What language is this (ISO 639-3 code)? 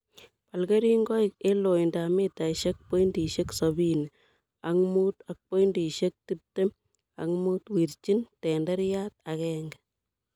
kln